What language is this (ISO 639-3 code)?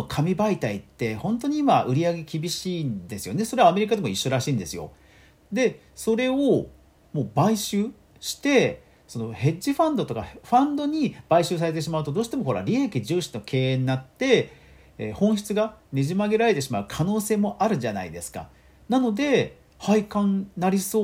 jpn